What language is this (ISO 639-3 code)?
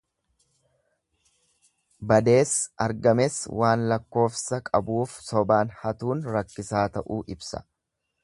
orm